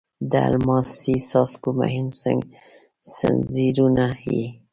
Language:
Pashto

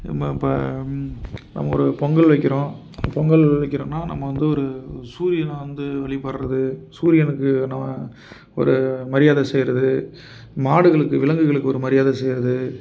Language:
Tamil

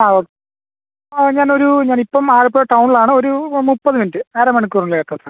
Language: Malayalam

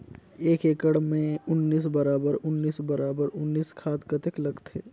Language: Chhattisgarhi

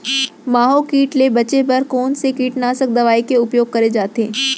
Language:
Chhattisgarhi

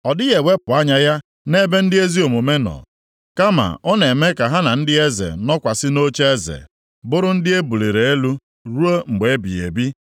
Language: Igbo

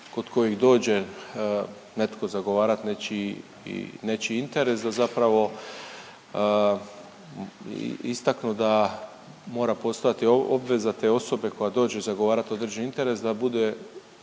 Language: Croatian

